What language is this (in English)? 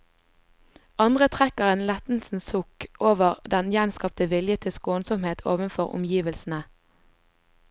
Norwegian